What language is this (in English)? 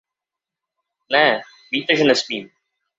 Czech